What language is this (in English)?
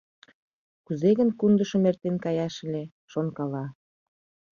Mari